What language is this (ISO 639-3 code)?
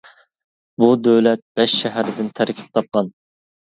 uig